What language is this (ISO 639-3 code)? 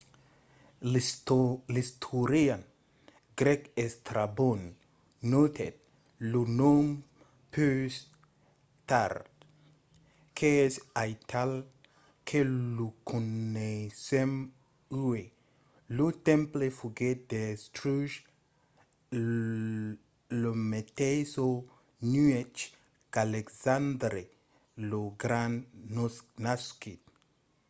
oci